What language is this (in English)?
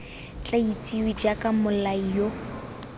Tswana